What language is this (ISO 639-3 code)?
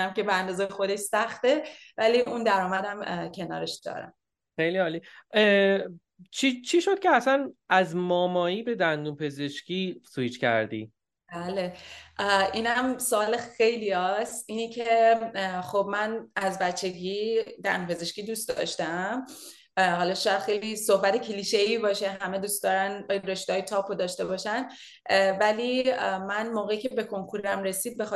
fas